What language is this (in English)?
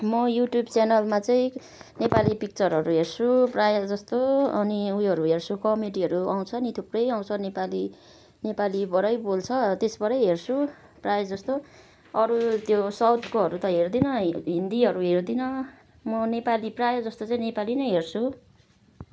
Nepali